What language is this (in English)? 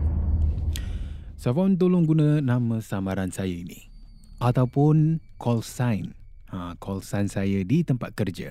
Malay